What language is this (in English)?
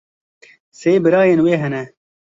Kurdish